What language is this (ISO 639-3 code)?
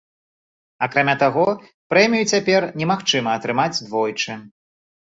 bel